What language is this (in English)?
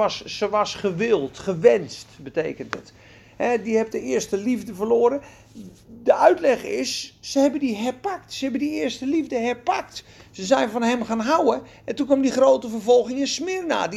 Dutch